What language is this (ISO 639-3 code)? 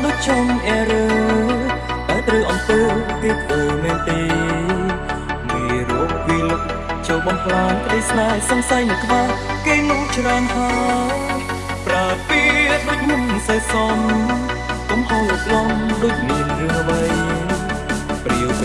nld